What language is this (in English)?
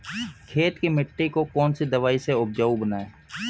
Hindi